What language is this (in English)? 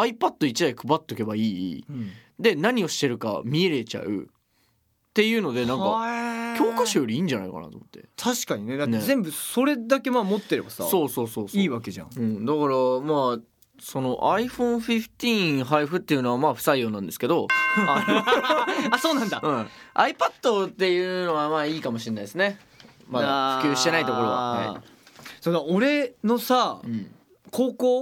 Japanese